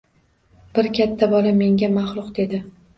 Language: Uzbek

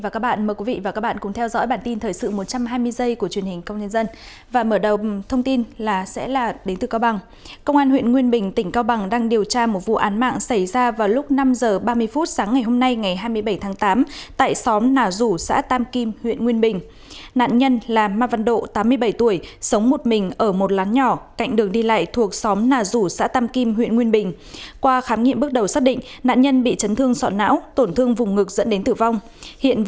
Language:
Vietnamese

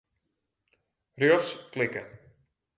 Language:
Western Frisian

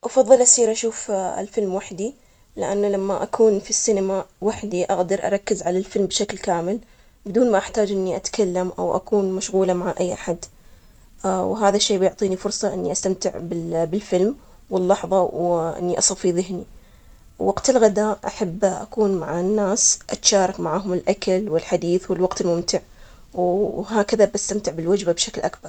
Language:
Omani Arabic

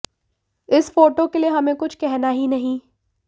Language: Hindi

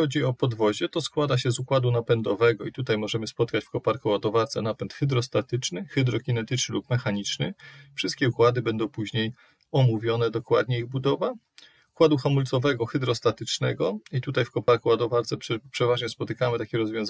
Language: Polish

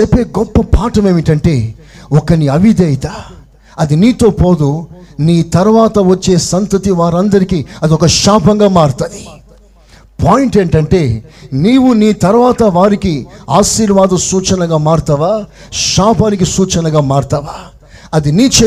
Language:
Telugu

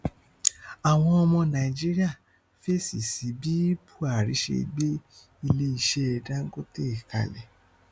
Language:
Yoruba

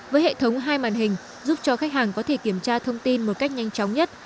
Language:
Vietnamese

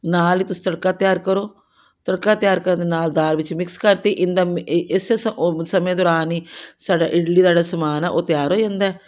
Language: Punjabi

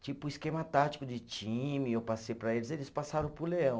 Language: Portuguese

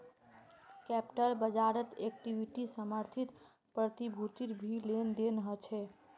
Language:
Magahi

